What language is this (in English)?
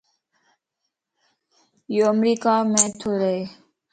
Lasi